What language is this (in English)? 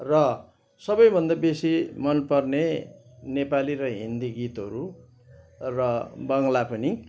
Nepali